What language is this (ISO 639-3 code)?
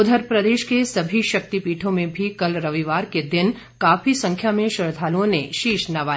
hin